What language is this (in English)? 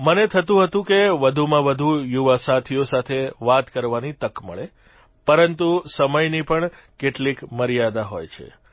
Gujarati